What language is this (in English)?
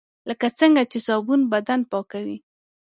Pashto